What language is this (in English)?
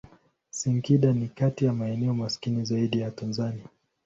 Swahili